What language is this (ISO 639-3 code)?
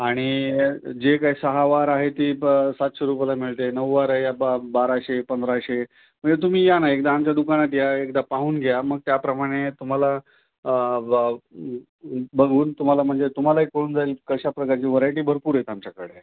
mar